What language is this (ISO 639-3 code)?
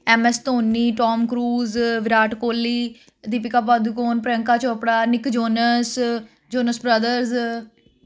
pan